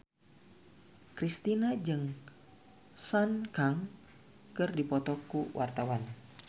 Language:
Sundanese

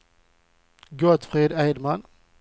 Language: Swedish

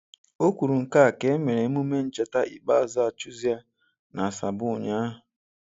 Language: Igbo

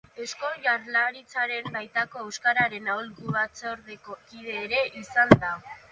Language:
Basque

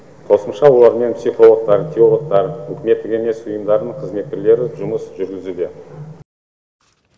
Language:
Kazakh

